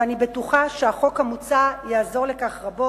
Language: Hebrew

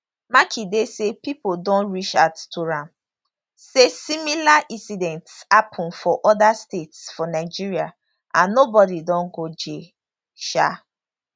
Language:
Nigerian Pidgin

